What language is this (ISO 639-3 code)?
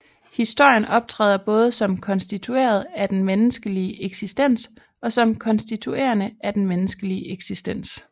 dan